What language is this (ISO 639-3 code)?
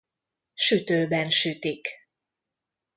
hun